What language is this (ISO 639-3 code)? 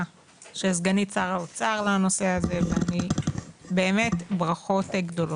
heb